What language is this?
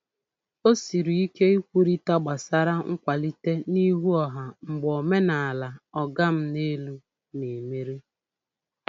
Igbo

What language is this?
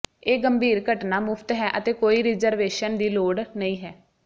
Punjabi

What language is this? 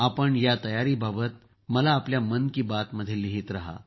Marathi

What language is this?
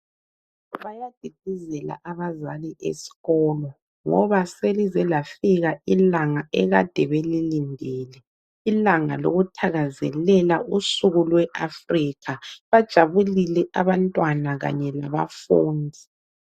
North Ndebele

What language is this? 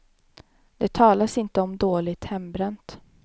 Swedish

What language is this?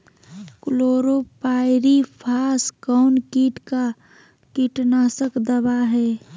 Magahi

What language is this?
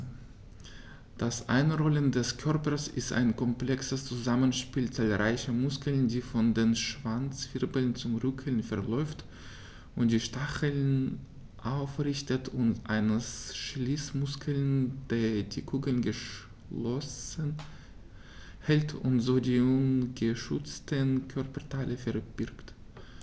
German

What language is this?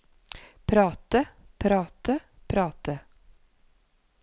Norwegian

